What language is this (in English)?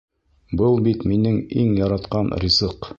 Bashkir